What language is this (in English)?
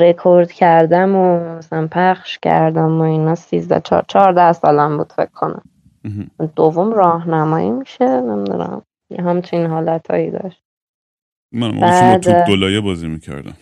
Persian